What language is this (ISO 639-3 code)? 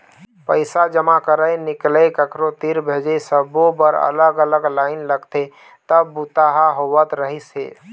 hne